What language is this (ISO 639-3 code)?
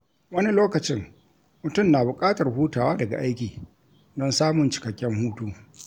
hau